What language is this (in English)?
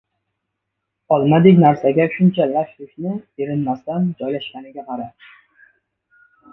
Uzbek